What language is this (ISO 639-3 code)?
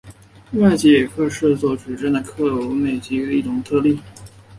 zho